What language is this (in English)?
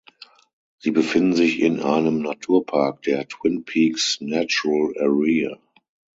German